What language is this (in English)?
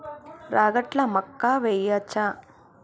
Telugu